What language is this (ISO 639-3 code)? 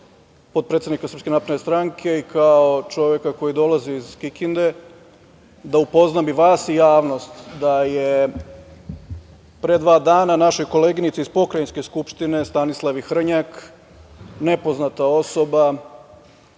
srp